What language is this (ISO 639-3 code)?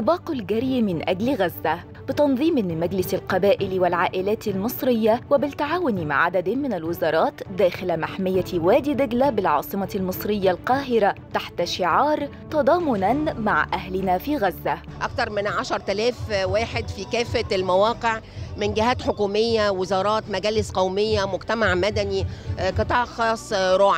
ara